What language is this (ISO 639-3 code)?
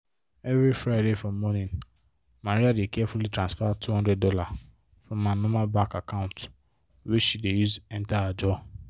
pcm